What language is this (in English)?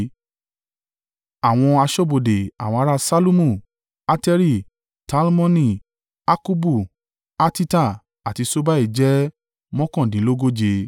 Yoruba